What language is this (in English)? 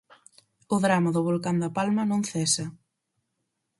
Galician